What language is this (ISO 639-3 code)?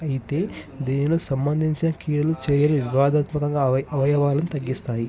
tel